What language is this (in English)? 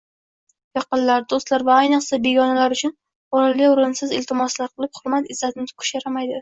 Uzbek